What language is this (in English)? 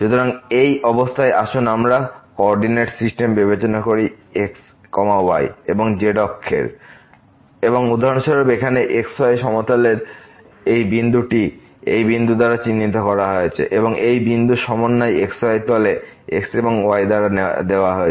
Bangla